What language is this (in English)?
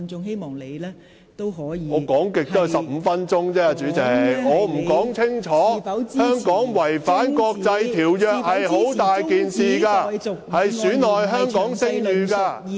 Cantonese